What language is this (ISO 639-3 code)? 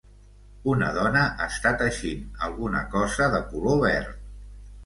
cat